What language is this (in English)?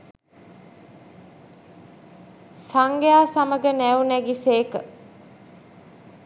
Sinhala